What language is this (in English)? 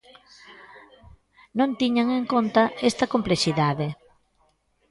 Galician